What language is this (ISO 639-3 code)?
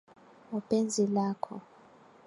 swa